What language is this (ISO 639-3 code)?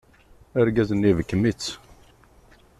kab